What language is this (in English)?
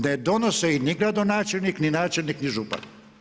Croatian